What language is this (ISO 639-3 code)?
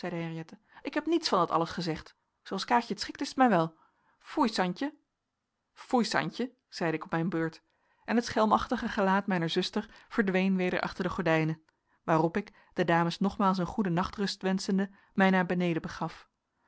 nld